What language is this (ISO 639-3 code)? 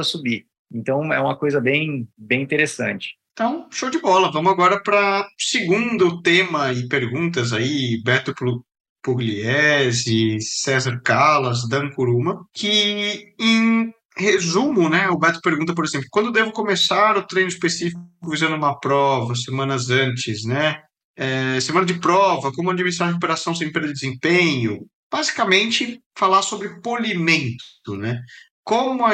por